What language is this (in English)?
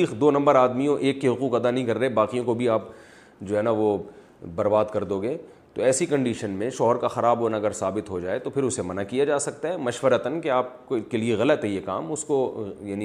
Urdu